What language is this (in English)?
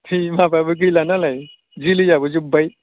Bodo